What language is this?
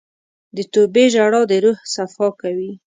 Pashto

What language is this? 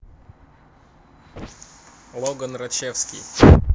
Russian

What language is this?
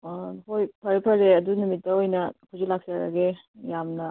Manipuri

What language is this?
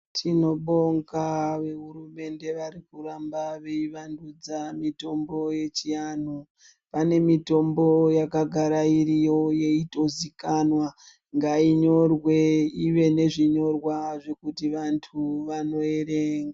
Ndau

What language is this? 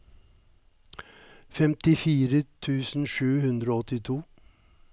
Norwegian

